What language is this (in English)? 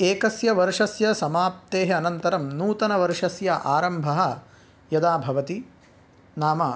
Sanskrit